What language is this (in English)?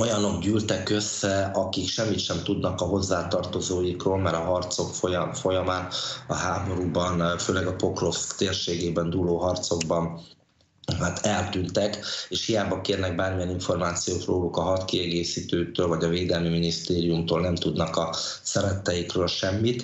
Hungarian